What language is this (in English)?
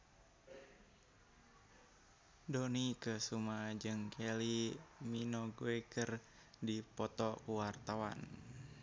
Sundanese